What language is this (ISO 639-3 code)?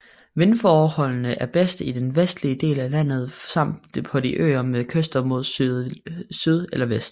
dan